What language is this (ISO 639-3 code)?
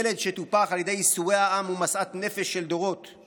heb